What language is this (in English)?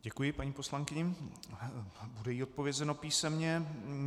Czech